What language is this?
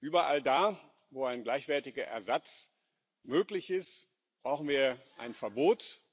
German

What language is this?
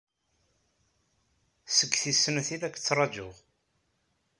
Kabyle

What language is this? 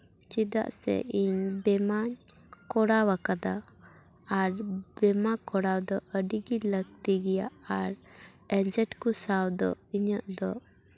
Santali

